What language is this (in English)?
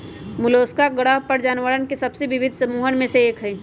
Magahi